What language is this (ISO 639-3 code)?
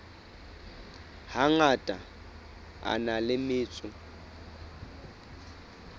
sot